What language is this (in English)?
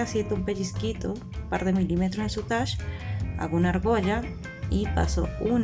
Spanish